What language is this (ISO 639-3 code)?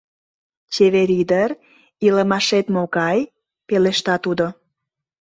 chm